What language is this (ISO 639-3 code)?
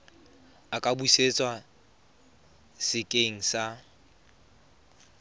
tsn